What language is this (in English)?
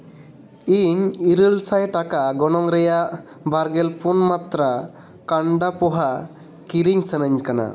Santali